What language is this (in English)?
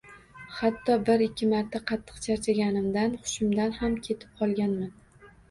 Uzbek